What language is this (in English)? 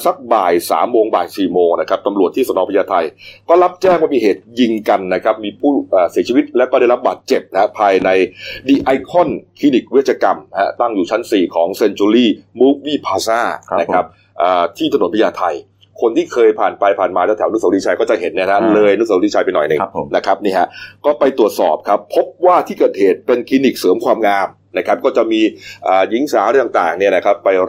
Thai